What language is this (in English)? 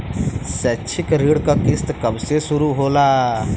Bhojpuri